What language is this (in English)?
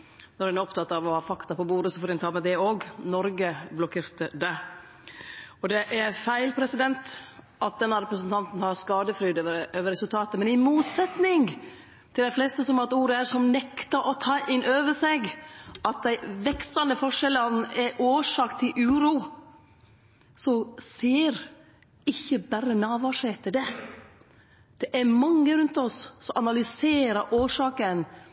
Norwegian Nynorsk